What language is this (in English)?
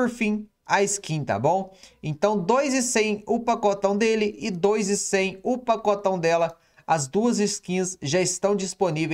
Portuguese